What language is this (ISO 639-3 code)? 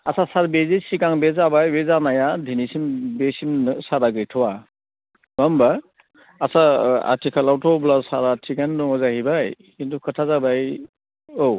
brx